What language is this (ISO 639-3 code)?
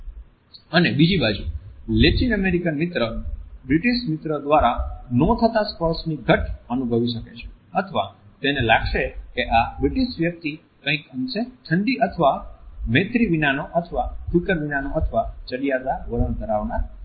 guj